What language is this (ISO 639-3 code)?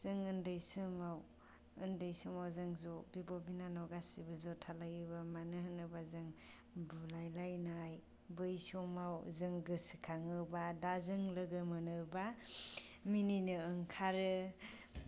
brx